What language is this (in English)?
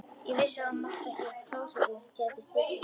Icelandic